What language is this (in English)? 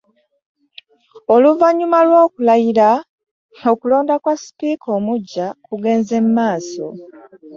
Ganda